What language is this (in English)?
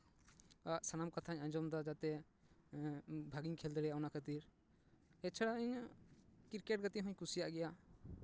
Santali